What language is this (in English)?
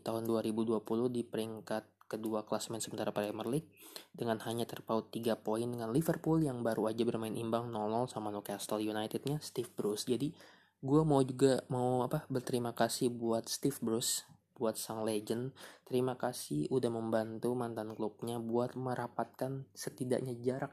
Indonesian